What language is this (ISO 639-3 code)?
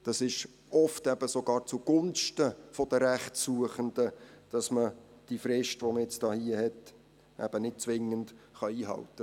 gsw